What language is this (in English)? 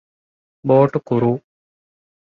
Divehi